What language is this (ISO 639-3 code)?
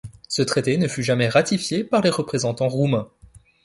fra